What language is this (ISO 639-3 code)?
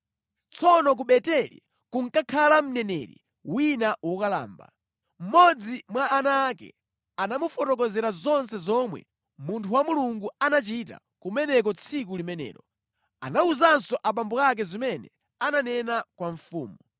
nya